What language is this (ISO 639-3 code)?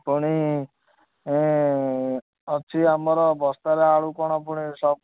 ori